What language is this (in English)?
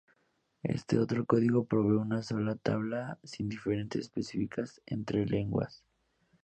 Spanish